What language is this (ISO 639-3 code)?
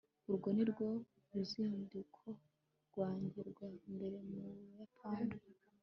kin